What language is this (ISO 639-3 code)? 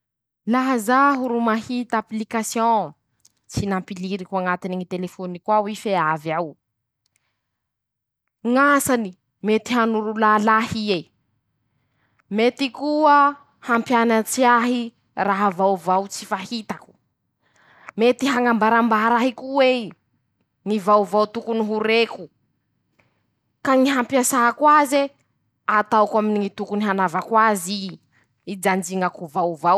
msh